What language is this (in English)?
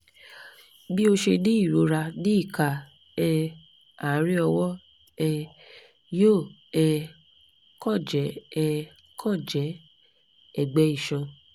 Yoruba